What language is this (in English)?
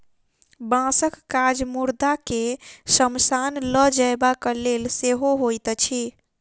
Maithili